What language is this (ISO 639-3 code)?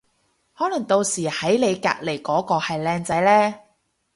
yue